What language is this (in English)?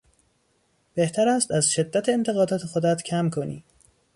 Persian